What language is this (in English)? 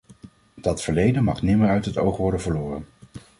Dutch